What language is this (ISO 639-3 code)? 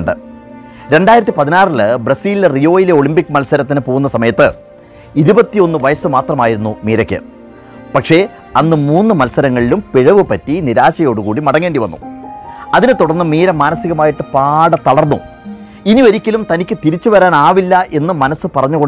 mal